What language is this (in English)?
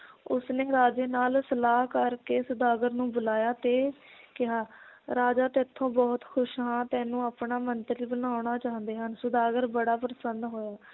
Punjabi